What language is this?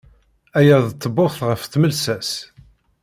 Kabyle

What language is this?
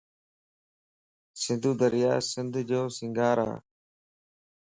Lasi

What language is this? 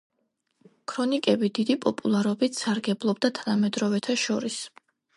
Georgian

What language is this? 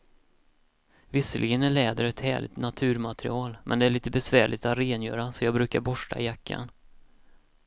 Swedish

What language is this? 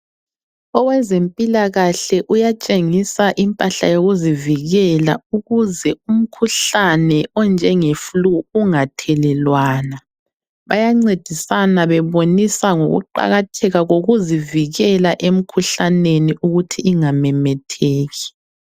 North Ndebele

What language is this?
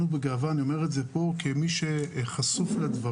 Hebrew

